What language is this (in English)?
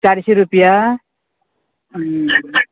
Konkani